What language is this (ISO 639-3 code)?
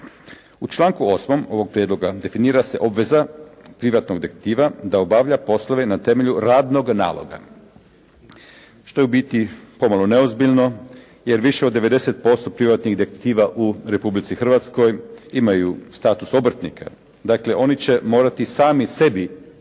hrv